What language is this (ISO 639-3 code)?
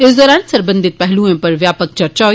doi